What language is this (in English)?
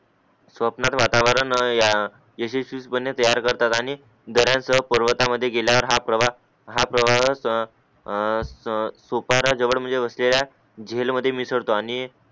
Marathi